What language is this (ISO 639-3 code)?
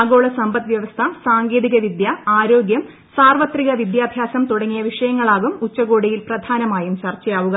mal